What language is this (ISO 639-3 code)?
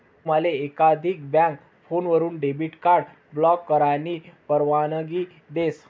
mar